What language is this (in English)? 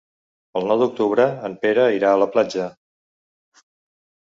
Catalan